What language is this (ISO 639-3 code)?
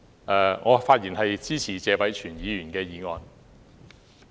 yue